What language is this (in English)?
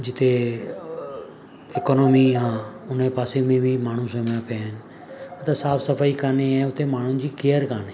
Sindhi